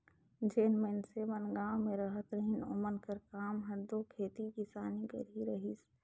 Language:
Chhattisgarhi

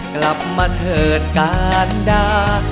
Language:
Thai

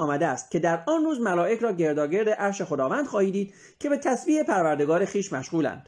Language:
Persian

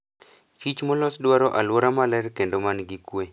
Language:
Luo (Kenya and Tanzania)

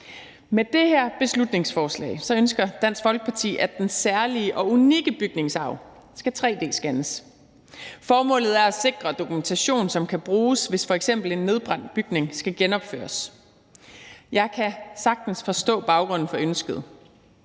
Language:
Danish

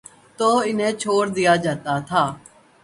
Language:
Urdu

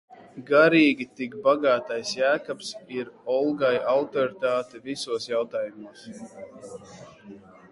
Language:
Latvian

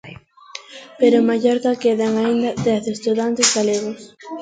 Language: Galician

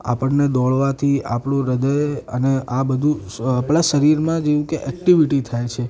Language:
Gujarati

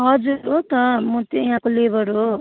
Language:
Nepali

